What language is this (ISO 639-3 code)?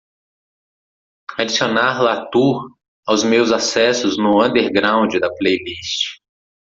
por